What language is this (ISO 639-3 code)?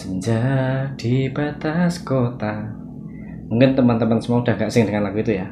ind